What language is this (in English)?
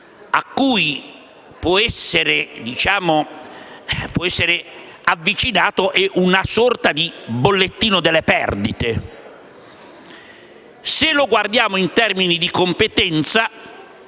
Italian